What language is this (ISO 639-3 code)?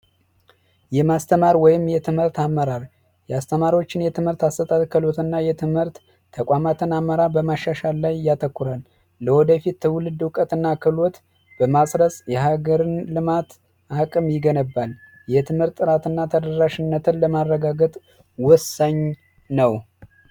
amh